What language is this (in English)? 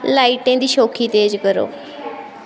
Dogri